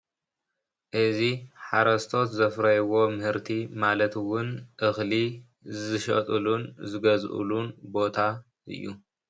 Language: Tigrinya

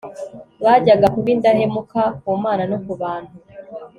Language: Kinyarwanda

